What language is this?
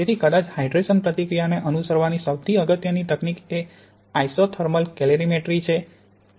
Gujarati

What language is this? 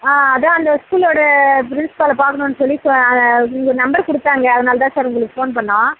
Tamil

